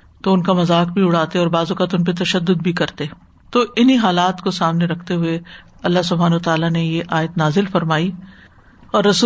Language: Urdu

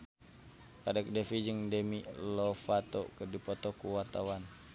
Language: Sundanese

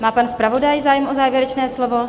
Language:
Czech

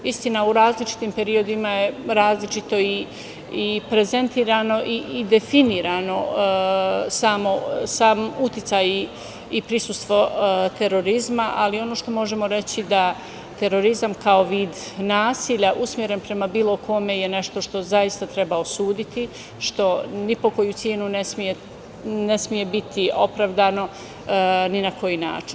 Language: Serbian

